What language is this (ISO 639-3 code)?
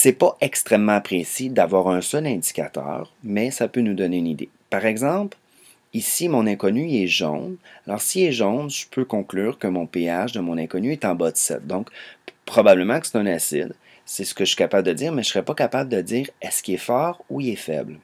fra